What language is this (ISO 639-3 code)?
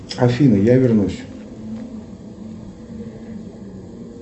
rus